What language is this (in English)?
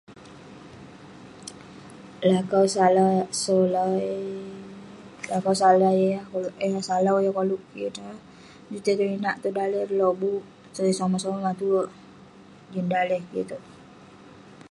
Western Penan